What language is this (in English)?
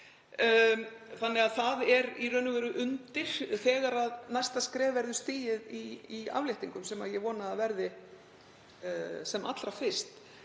Icelandic